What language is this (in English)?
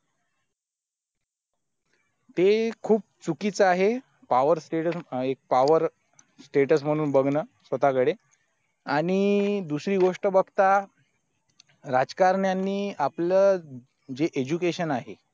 Marathi